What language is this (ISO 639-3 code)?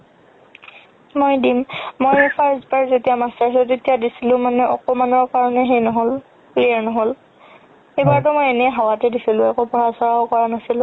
asm